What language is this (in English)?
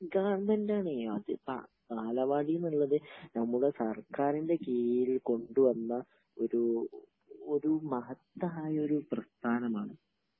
Malayalam